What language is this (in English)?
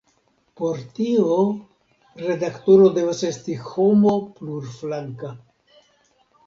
Esperanto